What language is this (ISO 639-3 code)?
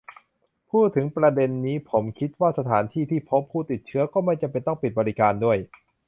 tha